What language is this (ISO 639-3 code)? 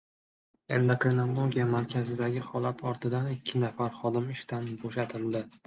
uzb